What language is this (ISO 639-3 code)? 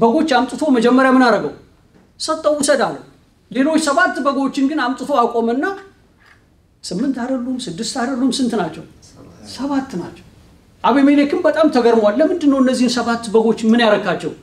ara